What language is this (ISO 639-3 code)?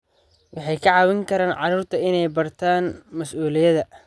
som